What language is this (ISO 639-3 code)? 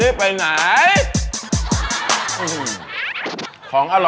tha